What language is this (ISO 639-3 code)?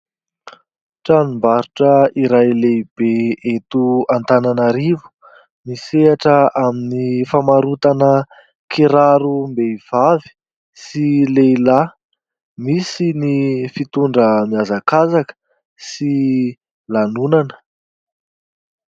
mlg